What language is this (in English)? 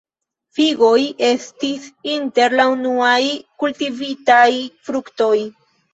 Esperanto